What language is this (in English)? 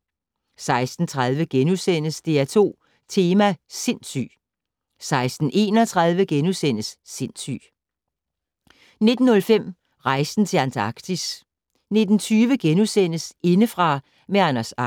Danish